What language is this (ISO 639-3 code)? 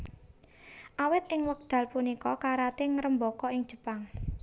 jav